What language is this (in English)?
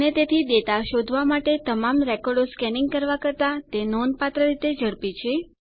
Gujarati